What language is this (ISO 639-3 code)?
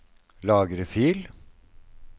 nor